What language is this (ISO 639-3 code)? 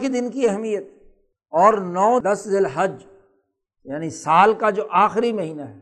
urd